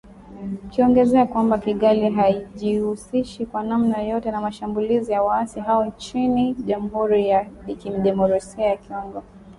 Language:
Swahili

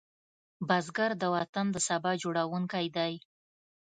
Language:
Pashto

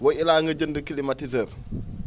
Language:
Wolof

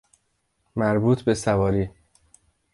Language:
Persian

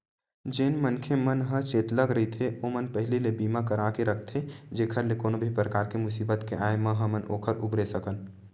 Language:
Chhattisgarhi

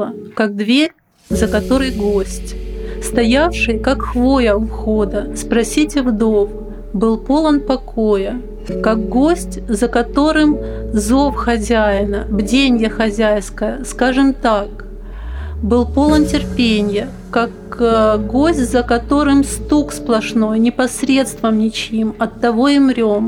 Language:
Ukrainian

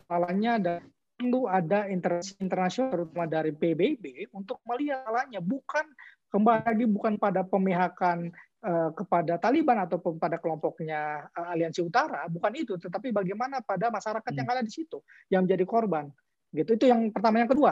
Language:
Indonesian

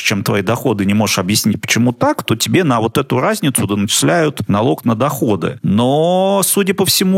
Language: Russian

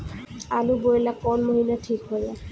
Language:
Bhojpuri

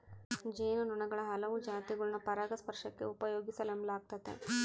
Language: Kannada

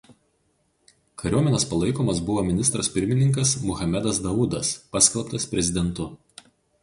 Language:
Lithuanian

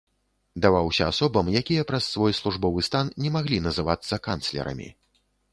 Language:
Belarusian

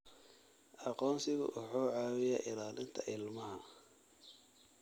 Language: Somali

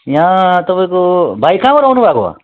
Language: Nepali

